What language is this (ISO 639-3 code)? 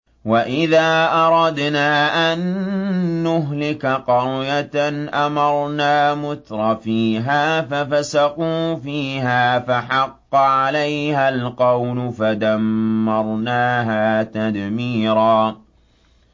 ara